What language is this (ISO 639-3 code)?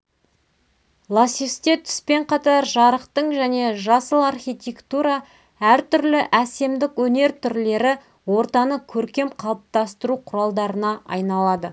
kaz